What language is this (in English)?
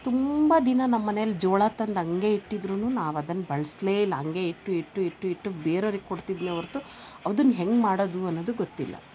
Kannada